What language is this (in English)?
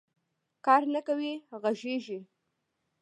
Pashto